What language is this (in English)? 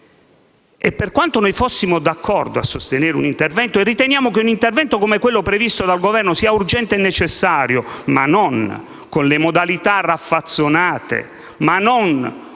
Italian